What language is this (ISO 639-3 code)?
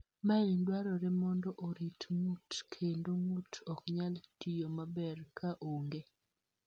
luo